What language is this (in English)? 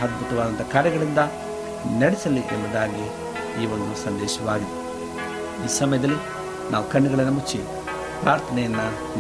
Kannada